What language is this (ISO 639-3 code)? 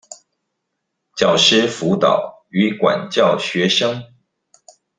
zho